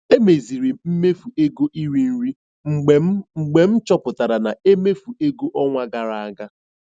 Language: Igbo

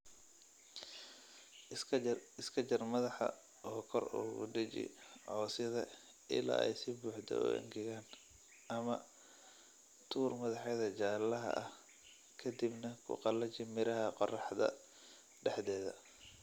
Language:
Somali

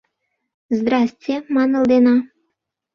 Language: Mari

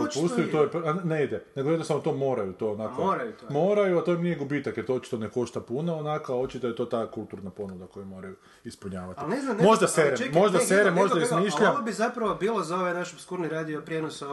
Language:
Croatian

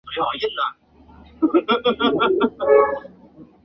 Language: Chinese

